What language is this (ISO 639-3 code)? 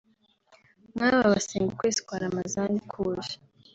kin